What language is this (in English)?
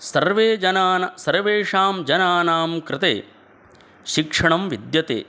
Sanskrit